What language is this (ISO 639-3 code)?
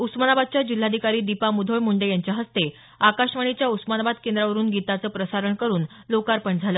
mar